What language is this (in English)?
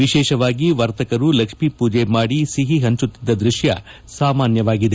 Kannada